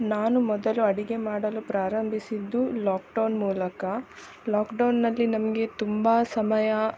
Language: Kannada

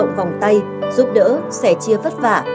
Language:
Vietnamese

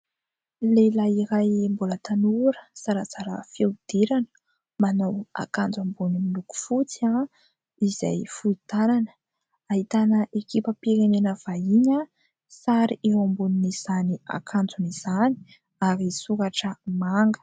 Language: Malagasy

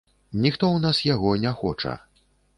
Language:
Belarusian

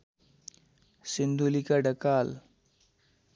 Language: Nepali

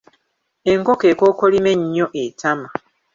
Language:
Ganda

